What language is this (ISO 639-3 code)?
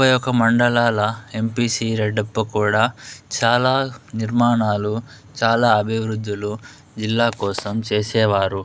tel